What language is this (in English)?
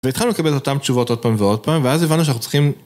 Hebrew